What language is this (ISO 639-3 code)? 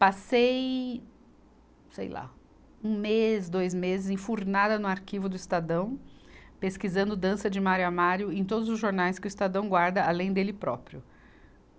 por